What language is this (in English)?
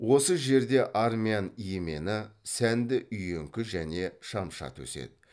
Kazakh